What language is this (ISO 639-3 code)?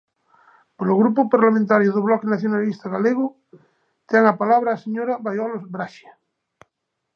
glg